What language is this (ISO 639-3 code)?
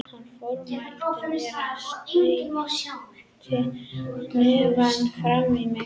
isl